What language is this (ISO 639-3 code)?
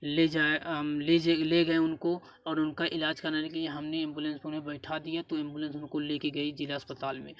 hin